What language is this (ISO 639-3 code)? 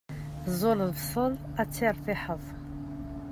kab